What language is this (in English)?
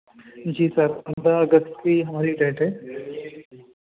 Urdu